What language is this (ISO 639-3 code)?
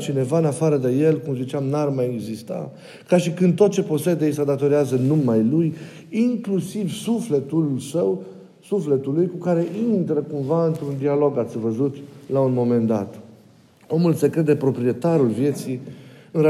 ron